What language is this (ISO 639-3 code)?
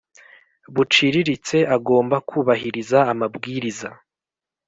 kin